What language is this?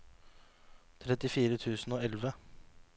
Norwegian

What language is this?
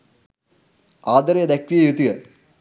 Sinhala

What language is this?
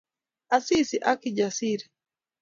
Kalenjin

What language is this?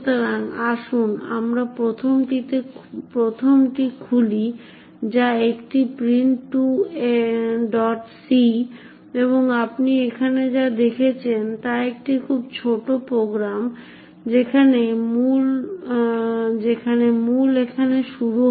Bangla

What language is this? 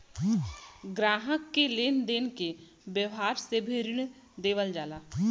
Bhojpuri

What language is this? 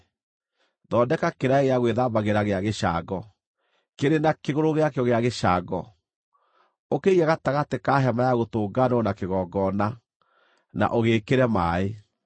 Kikuyu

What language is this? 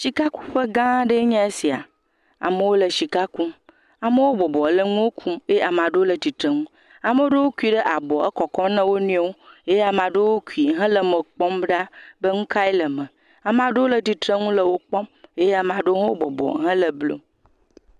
Ewe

